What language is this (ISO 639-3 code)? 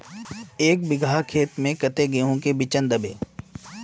mag